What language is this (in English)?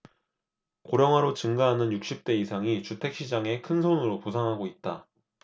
Korean